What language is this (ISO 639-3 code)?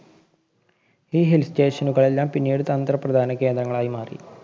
mal